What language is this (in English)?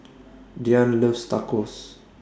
English